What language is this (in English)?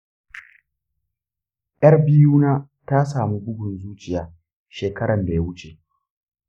Hausa